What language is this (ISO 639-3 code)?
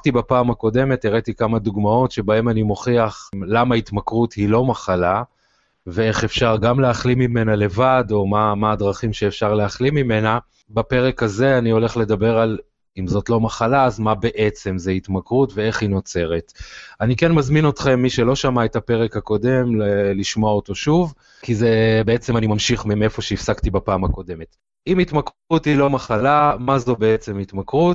heb